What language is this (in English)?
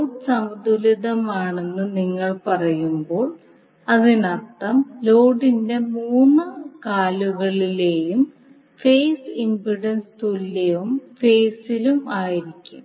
Malayalam